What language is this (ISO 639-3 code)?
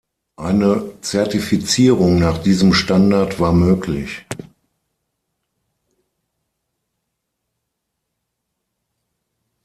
deu